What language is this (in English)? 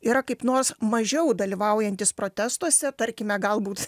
Lithuanian